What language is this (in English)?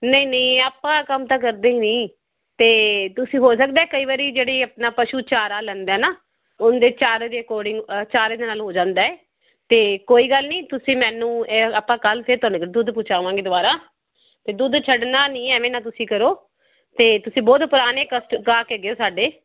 Punjabi